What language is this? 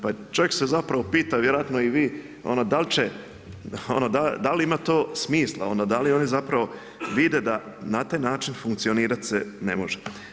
Croatian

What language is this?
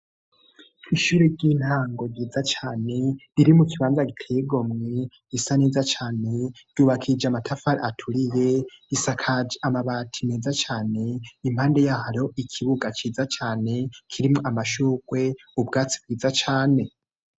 Rundi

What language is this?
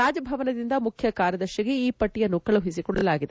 Kannada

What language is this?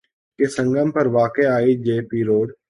Urdu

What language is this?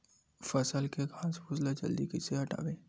Chhattisgarhi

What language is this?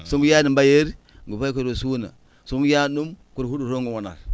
Fula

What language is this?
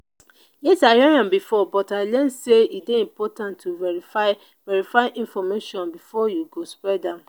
Nigerian Pidgin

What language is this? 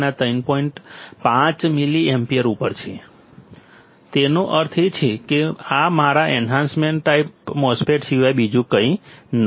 Gujarati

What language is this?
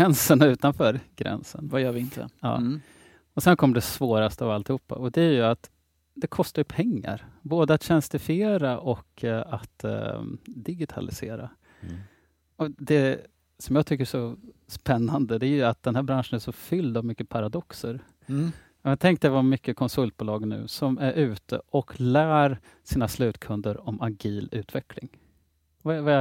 Swedish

